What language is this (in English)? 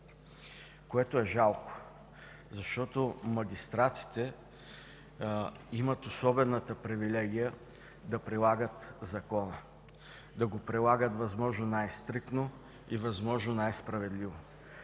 Bulgarian